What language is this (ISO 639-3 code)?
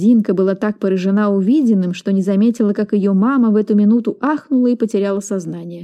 rus